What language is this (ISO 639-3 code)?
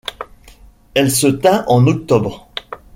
fra